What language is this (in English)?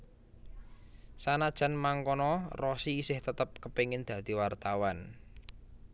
Javanese